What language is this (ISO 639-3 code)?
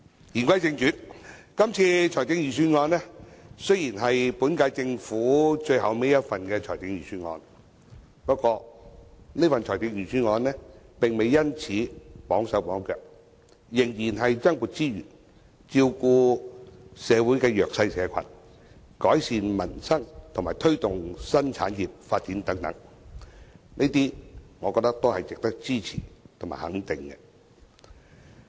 yue